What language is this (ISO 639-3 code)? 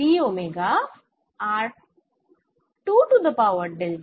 ben